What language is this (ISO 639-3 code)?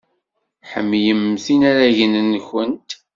kab